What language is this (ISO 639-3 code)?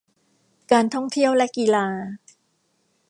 tha